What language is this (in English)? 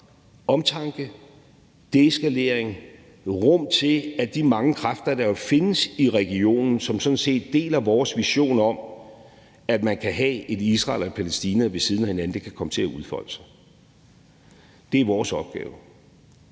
Danish